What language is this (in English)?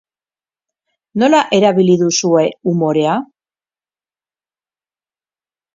Basque